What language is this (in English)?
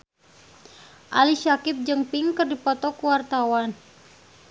Sundanese